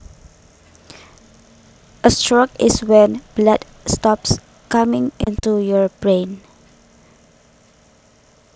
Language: Javanese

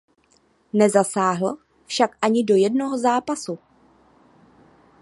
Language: Czech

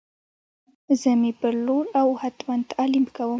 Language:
Pashto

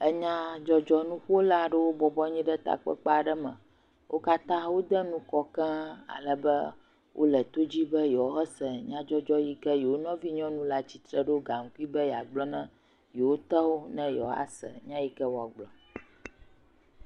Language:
Ewe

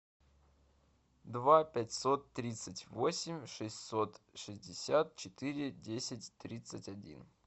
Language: Russian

